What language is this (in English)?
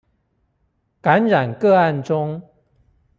Chinese